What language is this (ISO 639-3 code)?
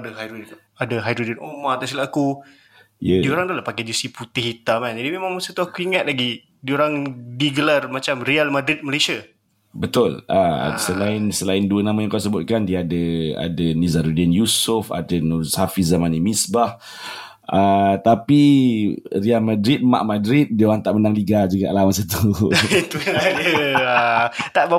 msa